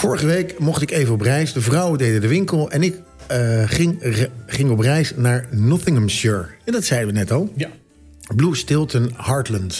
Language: Dutch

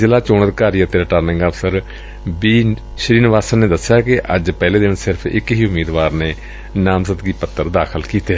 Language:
Punjabi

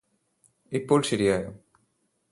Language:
Malayalam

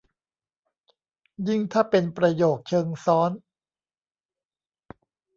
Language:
Thai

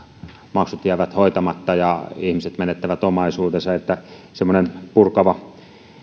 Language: Finnish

